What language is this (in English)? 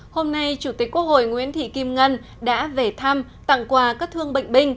Vietnamese